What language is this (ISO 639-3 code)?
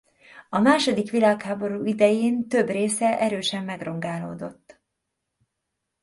hun